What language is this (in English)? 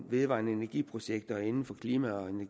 Danish